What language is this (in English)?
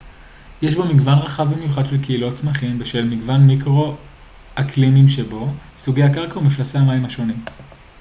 Hebrew